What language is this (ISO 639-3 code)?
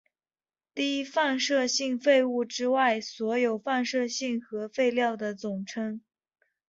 zho